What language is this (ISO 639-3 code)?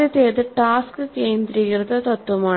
mal